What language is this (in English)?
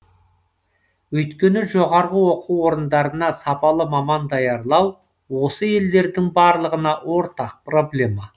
Kazakh